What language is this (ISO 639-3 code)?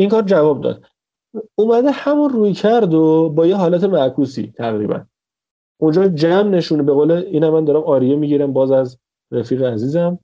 fas